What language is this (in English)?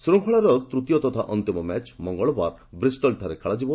Odia